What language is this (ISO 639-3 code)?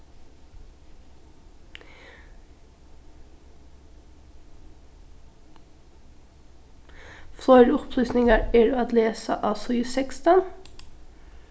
fao